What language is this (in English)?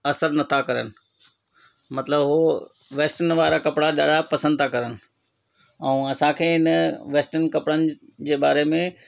Sindhi